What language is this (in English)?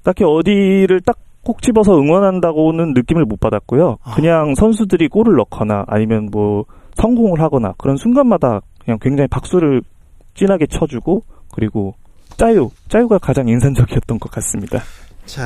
Korean